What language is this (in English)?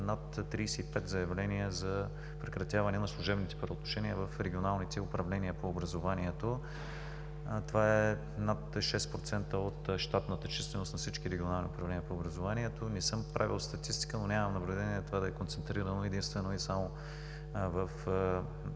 Bulgarian